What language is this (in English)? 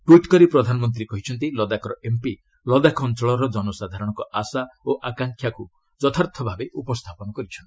Odia